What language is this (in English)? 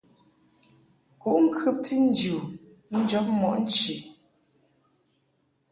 Mungaka